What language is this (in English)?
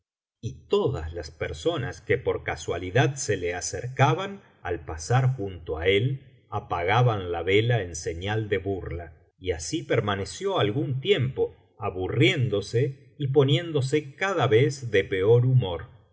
Spanish